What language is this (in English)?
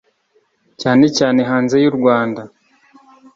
Kinyarwanda